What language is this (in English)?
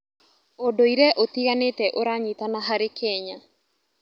Kikuyu